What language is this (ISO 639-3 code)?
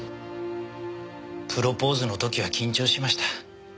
jpn